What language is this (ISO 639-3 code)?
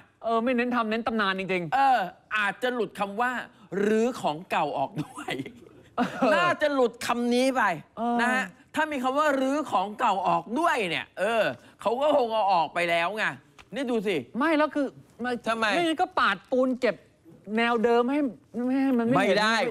tha